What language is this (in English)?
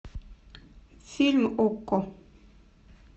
Russian